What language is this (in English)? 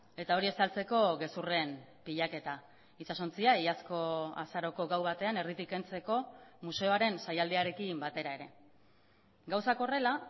Basque